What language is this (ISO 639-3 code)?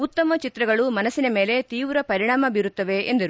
kan